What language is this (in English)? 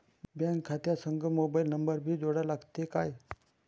Marathi